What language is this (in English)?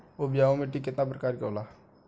Bhojpuri